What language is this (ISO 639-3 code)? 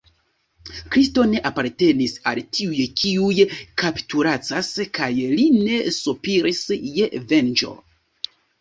epo